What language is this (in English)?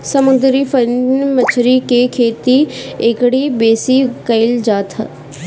Bhojpuri